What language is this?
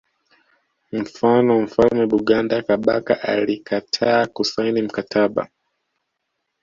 Swahili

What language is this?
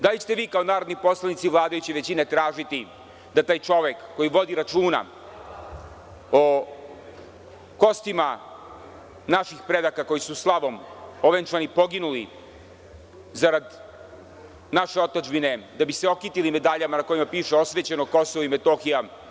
Serbian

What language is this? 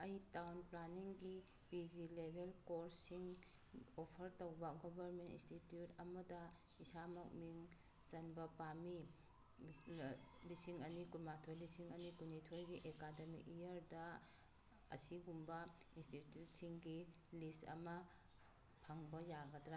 Manipuri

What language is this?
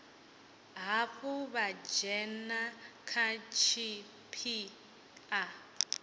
Venda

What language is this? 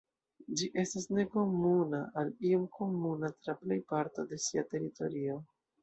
Esperanto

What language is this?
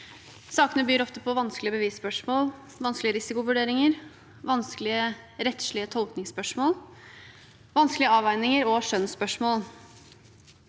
Norwegian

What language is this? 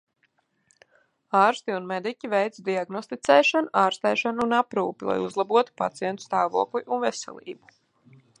Latvian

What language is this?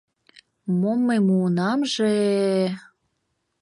Mari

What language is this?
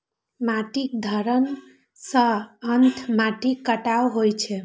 Maithili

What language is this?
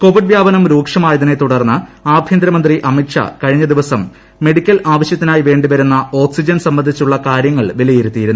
Malayalam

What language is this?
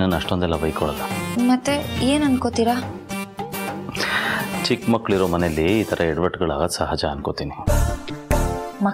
Romanian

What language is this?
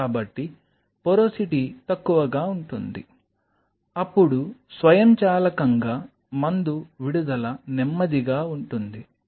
Telugu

